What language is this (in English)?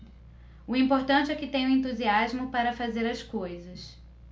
Portuguese